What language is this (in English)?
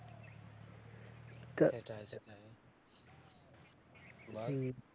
Bangla